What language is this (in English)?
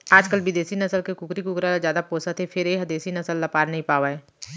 Chhattisgarhi